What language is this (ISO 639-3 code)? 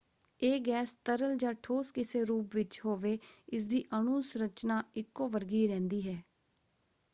pan